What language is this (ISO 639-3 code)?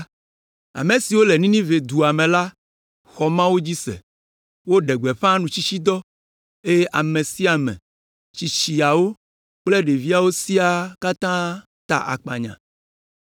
ewe